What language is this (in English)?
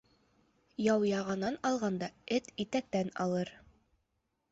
Bashkir